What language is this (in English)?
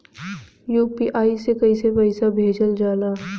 Bhojpuri